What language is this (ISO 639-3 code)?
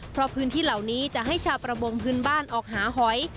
tha